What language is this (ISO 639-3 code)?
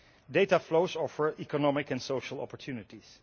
eng